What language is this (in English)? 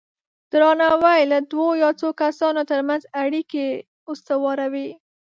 Pashto